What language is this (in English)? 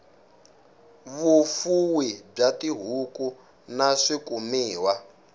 Tsonga